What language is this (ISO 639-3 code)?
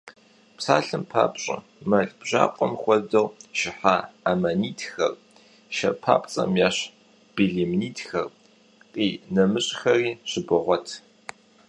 kbd